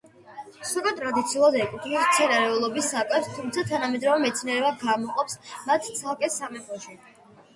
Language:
Georgian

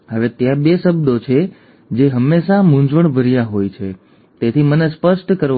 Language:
Gujarati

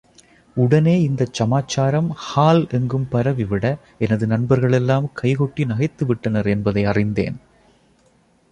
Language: Tamil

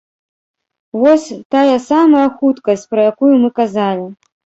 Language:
Belarusian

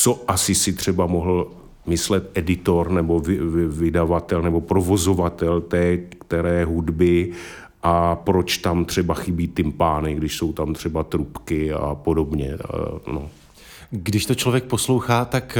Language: Czech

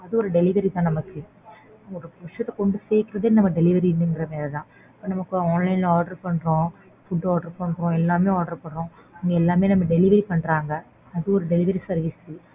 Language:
Tamil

